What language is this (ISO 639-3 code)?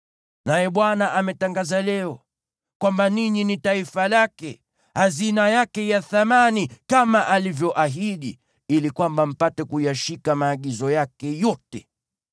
swa